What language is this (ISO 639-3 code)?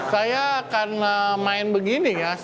ind